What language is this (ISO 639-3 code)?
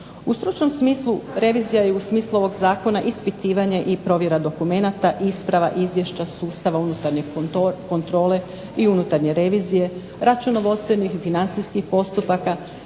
hrv